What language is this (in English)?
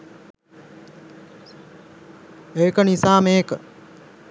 Sinhala